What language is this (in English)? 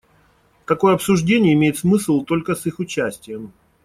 Russian